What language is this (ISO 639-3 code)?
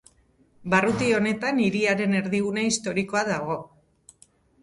eus